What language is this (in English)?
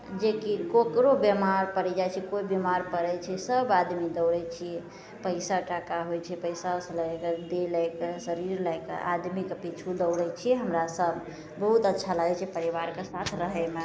Maithili